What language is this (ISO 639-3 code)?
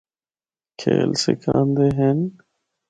hno